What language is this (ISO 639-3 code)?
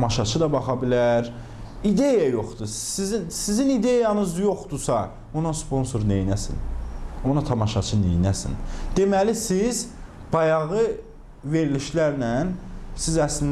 aze